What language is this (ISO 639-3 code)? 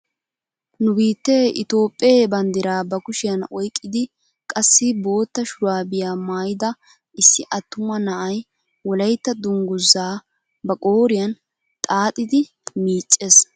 wal